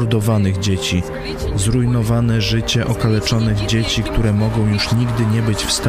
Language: Polish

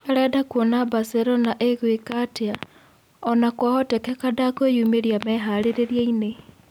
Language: Kikuyu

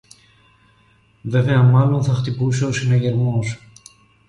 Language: Greek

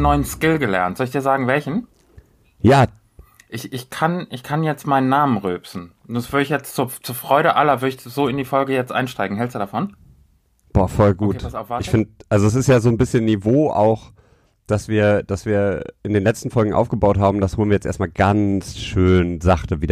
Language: German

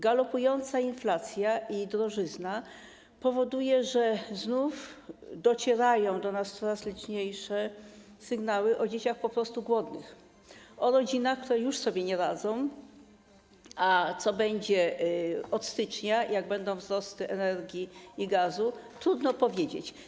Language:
Polish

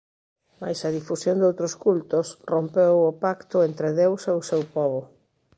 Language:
Galician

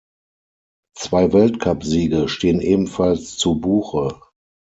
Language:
German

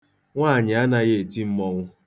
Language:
Igbo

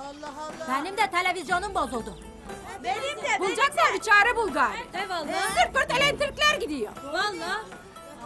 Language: Turkish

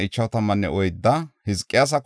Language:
Gofa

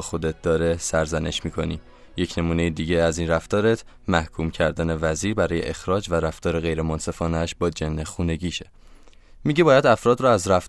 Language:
Persian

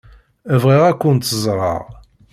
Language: Kabyle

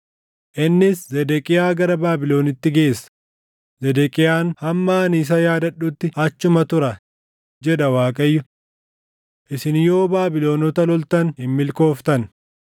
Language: Oromo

